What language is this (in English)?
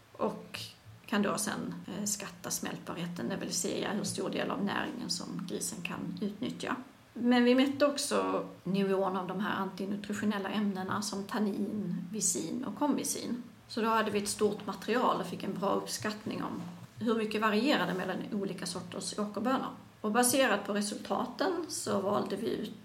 Swedish